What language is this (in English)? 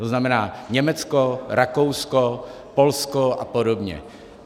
Czech